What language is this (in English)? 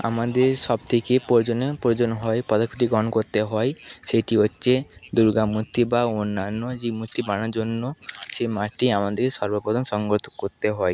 Bangla